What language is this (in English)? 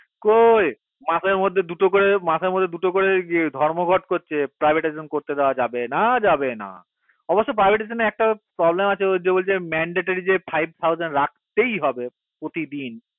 Bangla